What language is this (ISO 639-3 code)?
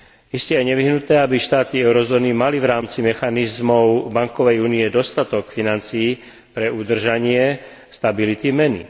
slk